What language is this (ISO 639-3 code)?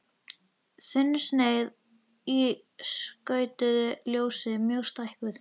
isl